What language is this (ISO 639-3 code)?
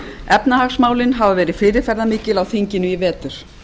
isl